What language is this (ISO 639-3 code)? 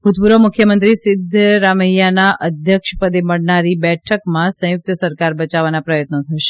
guj